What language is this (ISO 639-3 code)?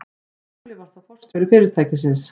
isl